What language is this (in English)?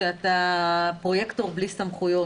Hebrew